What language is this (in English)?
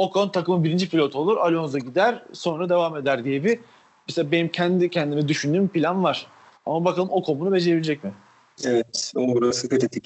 Turkish